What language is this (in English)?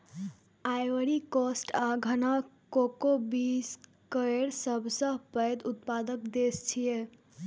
Maithili